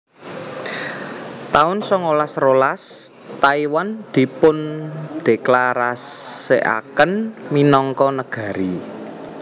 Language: Javanese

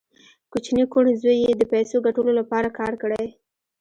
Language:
Pashto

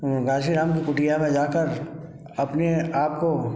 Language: Hindi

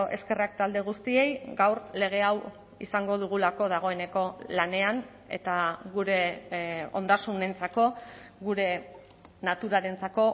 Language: Basque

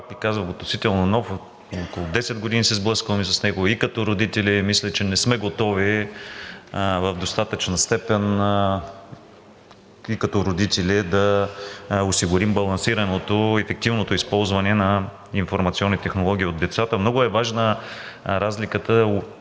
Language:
Bulgarian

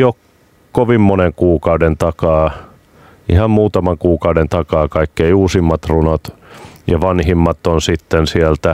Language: Finnish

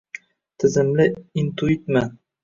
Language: Uzbek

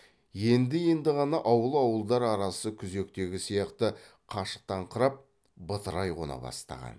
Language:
Kazakh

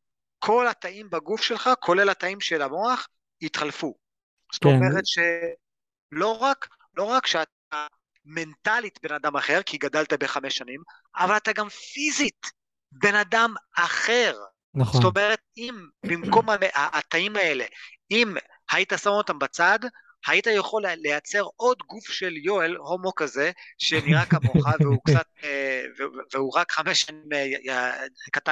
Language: Hebrew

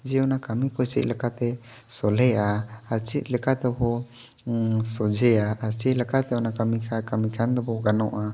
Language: Santali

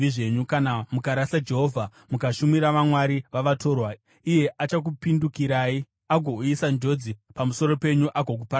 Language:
Shona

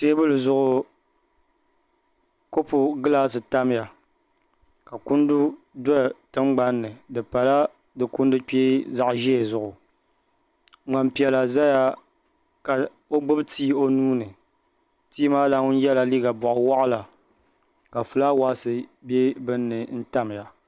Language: Dagbani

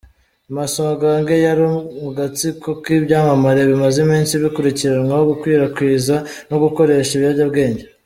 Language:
Kinyarwanda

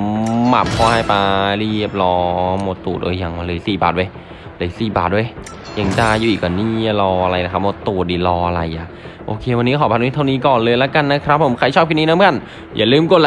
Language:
Thai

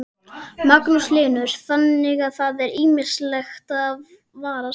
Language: Icelandic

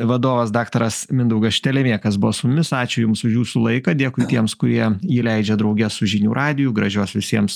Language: Lithuanian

